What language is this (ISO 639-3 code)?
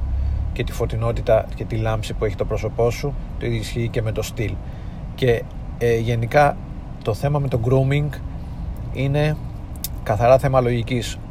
ell